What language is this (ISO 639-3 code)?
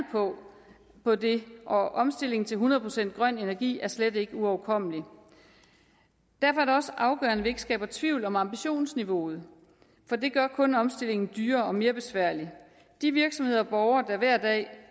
dan